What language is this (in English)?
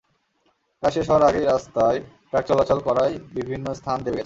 Bangla